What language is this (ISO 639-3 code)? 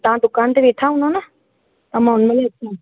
snd